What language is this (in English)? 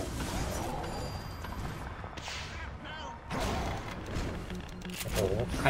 Thai